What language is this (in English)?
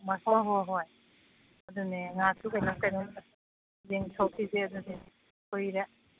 Manipuri